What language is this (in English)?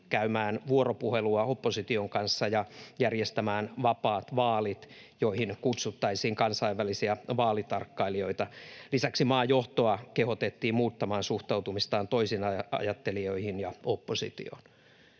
Finnish